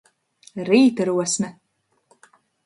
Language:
Latvian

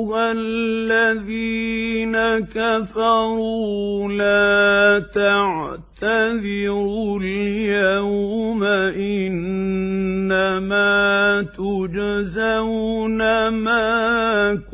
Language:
Arabic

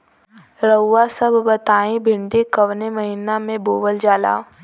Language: Bhojpuri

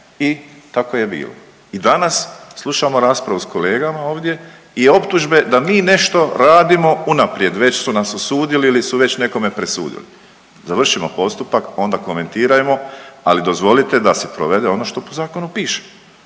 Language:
Croatian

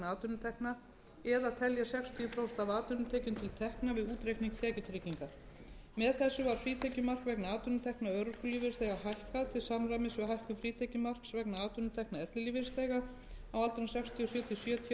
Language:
Icelandic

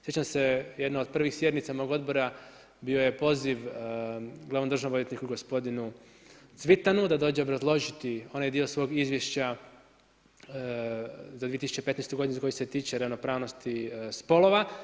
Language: Croatian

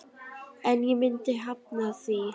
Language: Icelandic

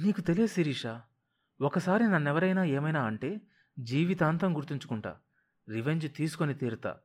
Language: Telugu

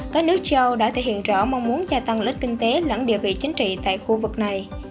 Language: Vietnamese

